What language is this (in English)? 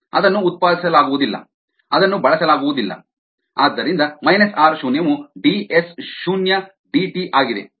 Kannada